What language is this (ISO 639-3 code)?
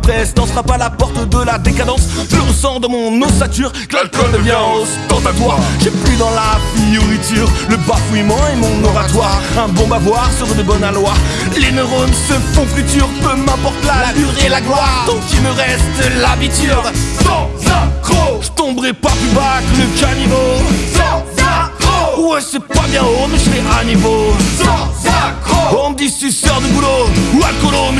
fra